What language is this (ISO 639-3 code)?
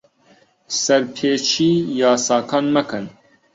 ckb